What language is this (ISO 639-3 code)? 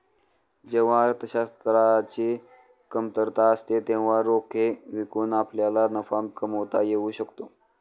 mar